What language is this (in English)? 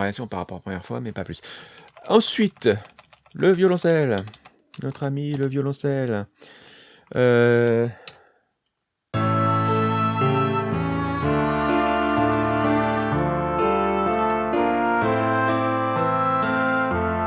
French